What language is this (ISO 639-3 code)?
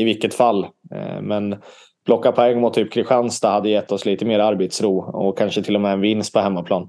swe